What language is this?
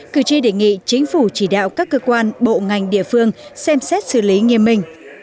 Vietnamese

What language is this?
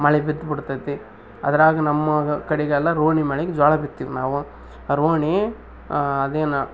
Kannada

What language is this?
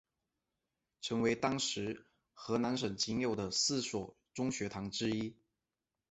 Chinese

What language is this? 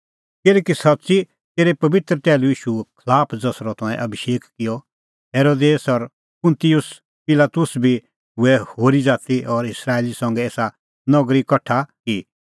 Kullu Pahari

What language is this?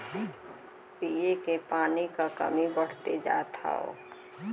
Bhojpuri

